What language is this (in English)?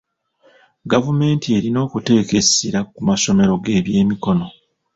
Ganda